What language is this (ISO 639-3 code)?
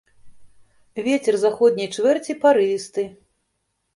bel